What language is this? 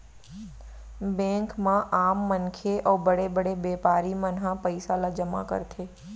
Chhattisgarhi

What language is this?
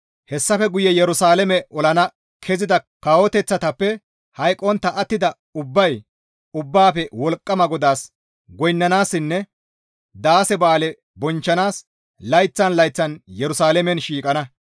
Gamo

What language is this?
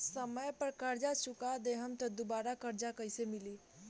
Bhojpuri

